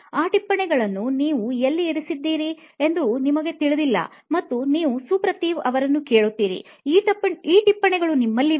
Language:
Kannada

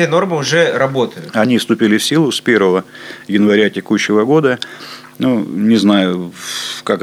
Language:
Russian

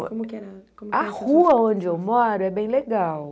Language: Portuguese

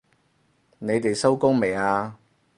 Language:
Cantonese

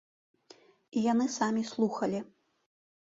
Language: Belarusian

